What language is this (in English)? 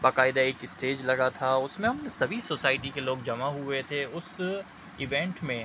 Urdu